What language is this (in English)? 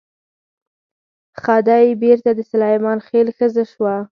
Pashto